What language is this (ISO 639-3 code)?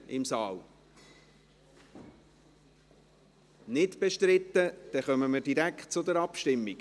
gsw